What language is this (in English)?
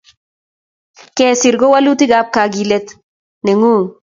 Kalenjin